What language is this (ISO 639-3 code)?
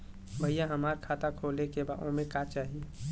bho